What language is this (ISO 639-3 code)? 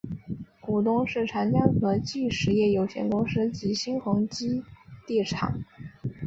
zho